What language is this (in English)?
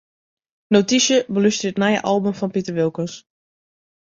Western Frisian